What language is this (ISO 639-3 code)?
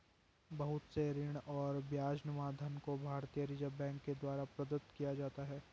hin